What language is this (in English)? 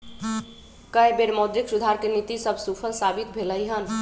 Magahi